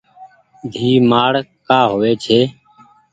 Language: Goaria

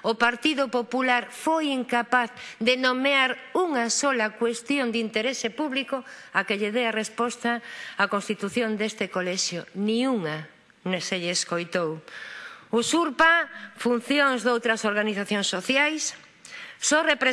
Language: Spanish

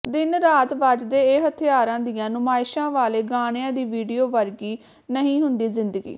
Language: Punjabi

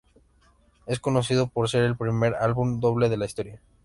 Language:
Spanish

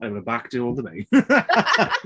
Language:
English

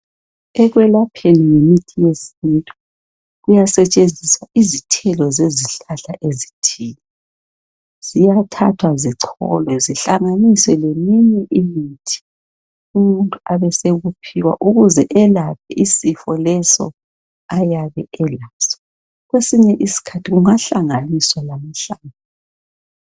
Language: North Ndebele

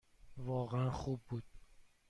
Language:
Persian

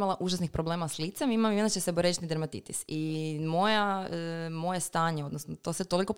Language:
Croatian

